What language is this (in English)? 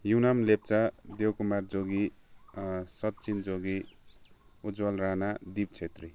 Nepali